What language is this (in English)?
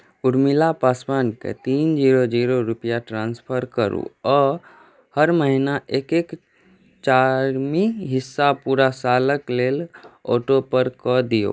Maithili